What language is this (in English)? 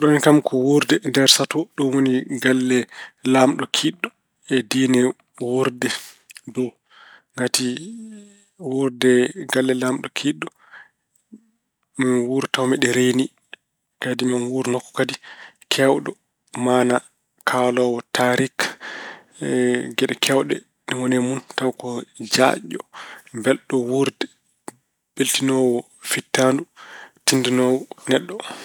Fula